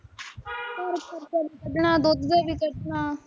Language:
Punjabi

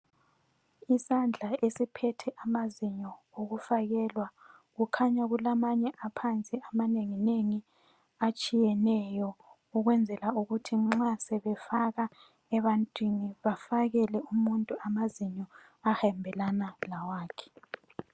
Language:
North Ndebele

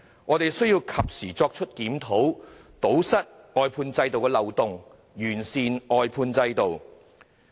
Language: Cantonese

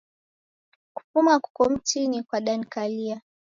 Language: Taita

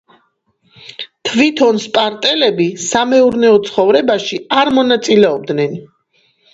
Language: Georgian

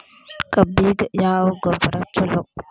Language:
Kannada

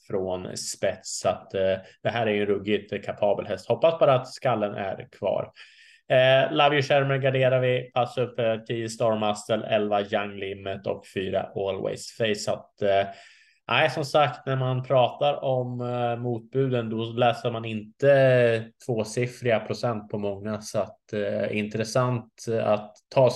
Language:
Swedish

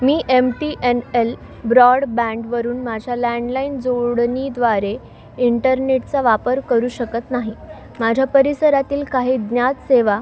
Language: Marathi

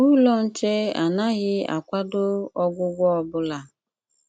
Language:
Igbo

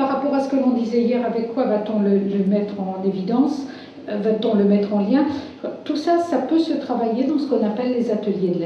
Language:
French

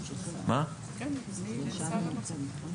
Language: Hebrew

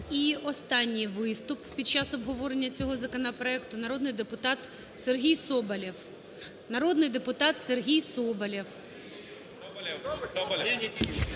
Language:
Ukrainian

